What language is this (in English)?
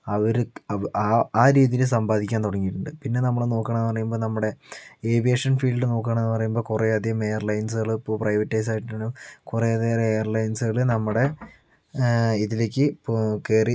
Malayalam